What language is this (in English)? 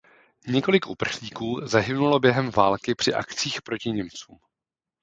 Czech